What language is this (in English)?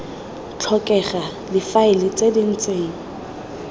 Tswana